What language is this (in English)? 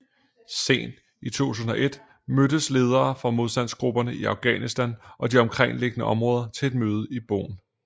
Danish